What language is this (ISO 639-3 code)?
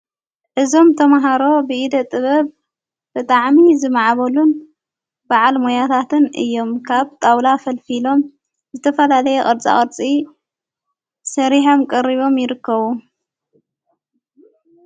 tir